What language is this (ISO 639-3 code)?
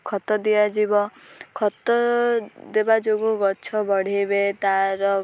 ori